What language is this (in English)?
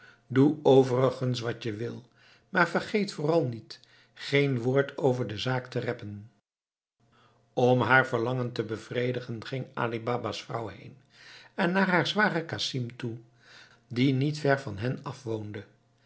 Dutch